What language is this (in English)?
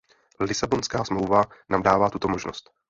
Czech